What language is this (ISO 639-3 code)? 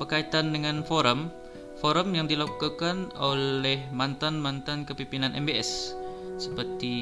msa